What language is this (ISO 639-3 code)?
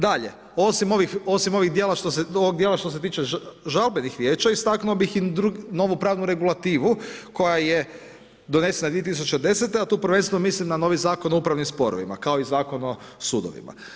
hrv